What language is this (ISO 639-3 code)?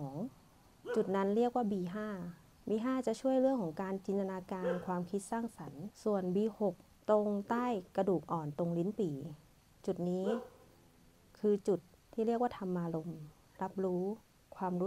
tha